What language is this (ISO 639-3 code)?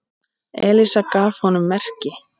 isl